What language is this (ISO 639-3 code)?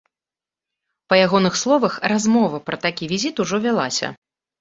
bel